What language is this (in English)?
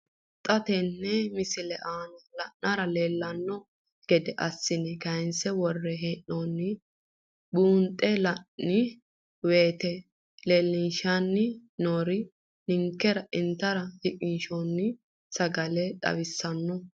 Sidamo